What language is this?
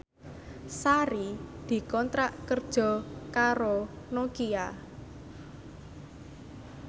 Javanese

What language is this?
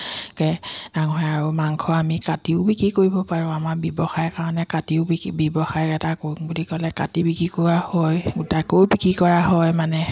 Assamese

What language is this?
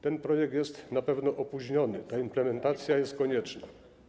Polish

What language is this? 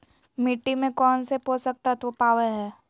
Magahi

